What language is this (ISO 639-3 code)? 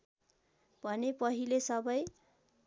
nep